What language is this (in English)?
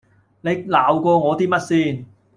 Cantonese